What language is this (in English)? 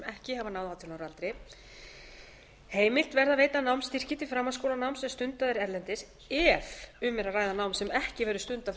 Icelandic